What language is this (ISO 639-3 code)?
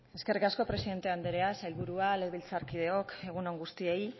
eus